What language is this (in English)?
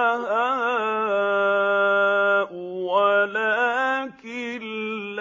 Arabic